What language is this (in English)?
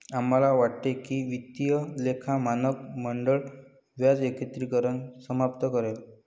Marathi